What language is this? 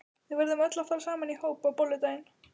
Icelandic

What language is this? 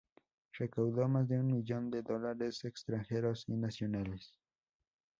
Spanish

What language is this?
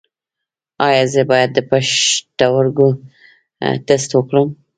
Pashto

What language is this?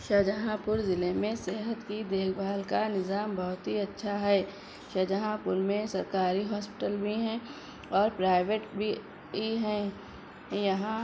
Urdu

